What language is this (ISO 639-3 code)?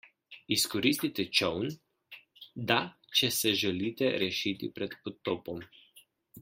slv